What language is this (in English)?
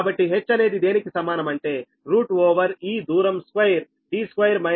Telugu